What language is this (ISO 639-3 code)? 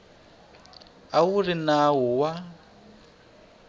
tso